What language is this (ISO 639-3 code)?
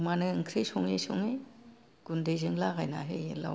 brx